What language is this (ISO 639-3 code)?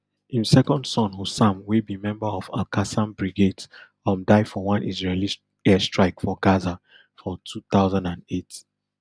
pcm